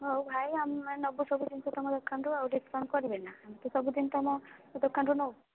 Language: Odia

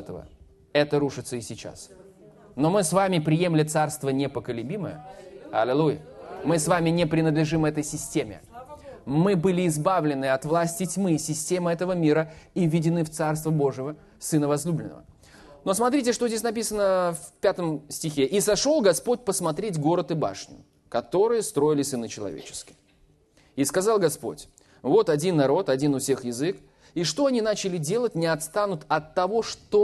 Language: Russian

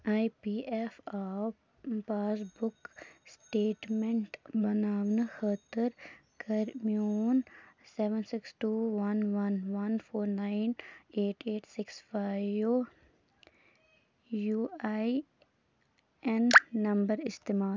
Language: Kashmiri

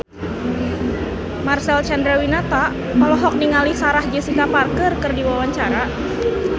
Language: Sundanese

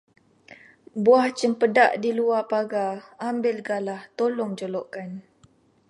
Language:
Malay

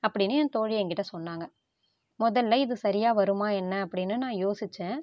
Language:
Tamil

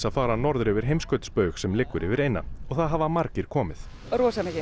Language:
Icelandic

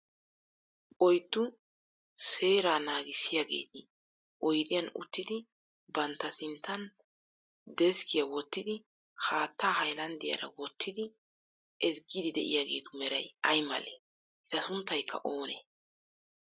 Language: Wolaytta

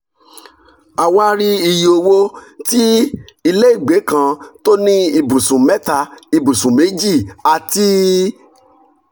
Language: Yoruba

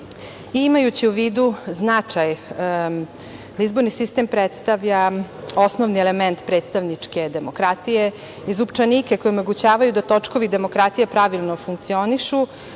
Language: Serbian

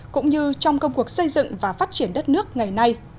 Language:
Vietnamese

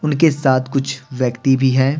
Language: Hindi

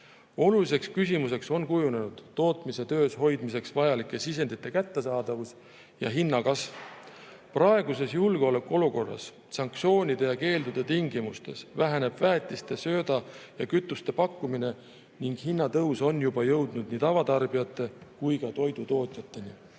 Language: Estonian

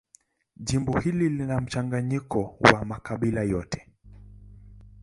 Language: Swahili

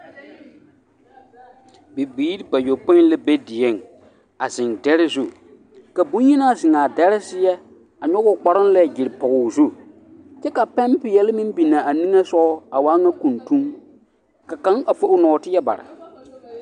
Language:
Southern Dagaare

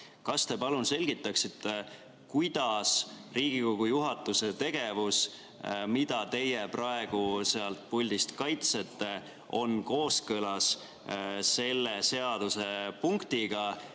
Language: Estonian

